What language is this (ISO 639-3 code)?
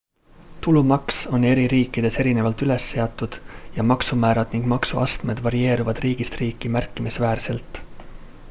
est